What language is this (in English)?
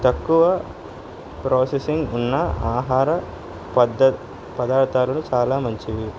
Telugu